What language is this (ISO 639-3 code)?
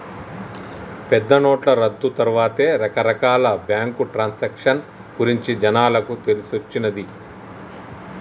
tel